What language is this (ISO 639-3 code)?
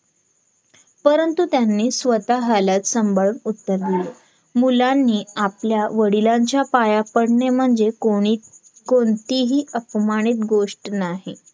mar